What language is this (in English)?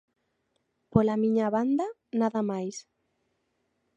Galician